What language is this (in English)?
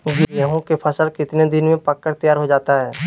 Magahi